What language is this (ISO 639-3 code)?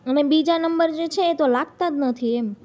guj